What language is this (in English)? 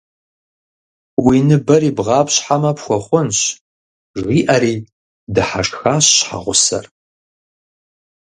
Kabardian